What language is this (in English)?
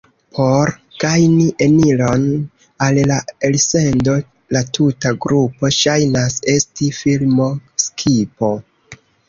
Esperanto